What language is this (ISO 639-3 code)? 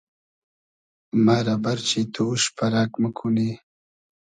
haz